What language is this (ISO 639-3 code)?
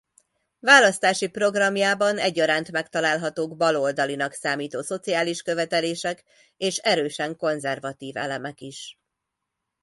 hun